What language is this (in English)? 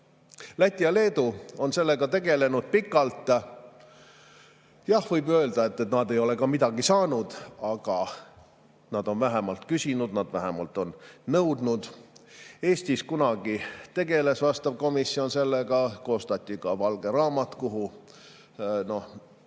Estonian